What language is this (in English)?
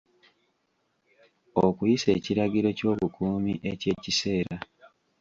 Ganda